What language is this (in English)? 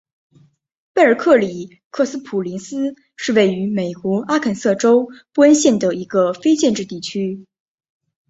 Chinese